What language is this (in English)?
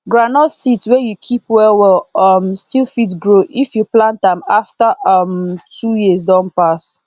Nigerian Pidgin